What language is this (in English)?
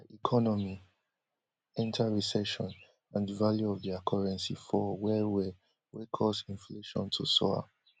Nigerian Pidgin